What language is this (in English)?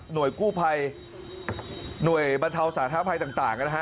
Thai